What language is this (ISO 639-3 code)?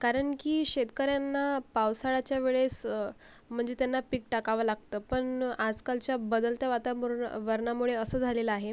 mar